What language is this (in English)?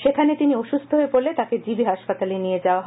Bangla